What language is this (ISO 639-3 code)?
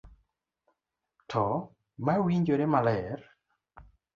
luo